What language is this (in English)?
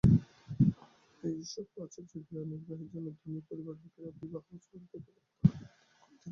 Bangla